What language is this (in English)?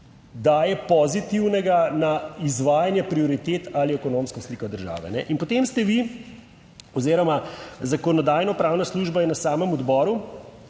Slovenian